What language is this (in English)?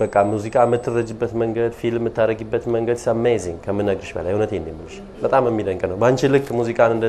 Arabic